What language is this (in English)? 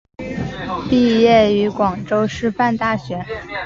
Chinese